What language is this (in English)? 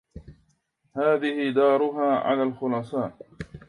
Arabic